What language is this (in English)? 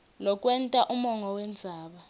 Swati